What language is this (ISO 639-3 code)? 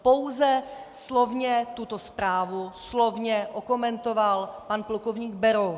ces